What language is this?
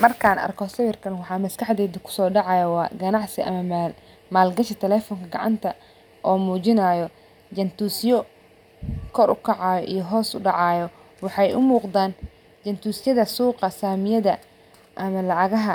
Somali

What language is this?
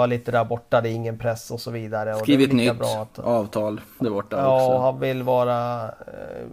Swedish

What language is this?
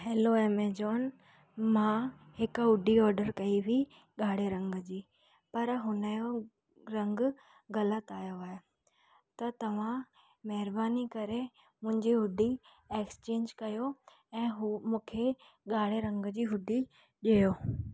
Sindhi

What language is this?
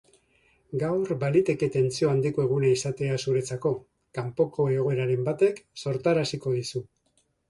Basque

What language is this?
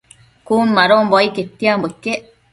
Matsés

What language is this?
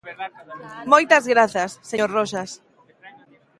Galician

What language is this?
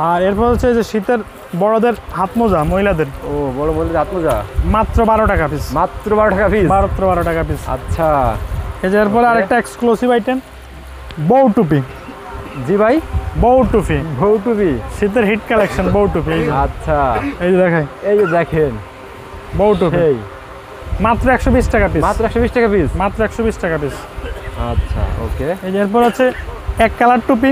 Bangla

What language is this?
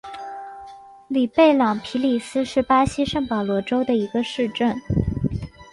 Chinese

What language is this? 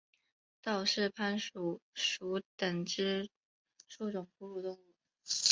Chinese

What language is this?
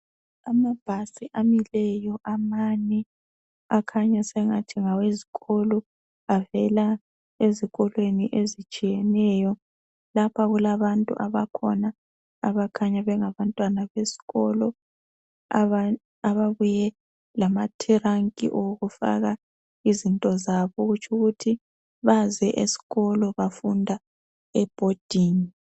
North Ndebele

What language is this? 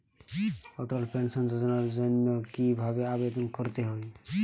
Bangla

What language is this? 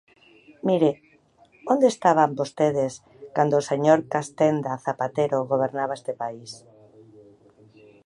Galician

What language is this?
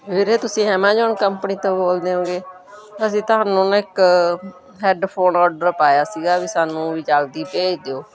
Punjabi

